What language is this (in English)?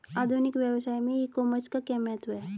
Hindi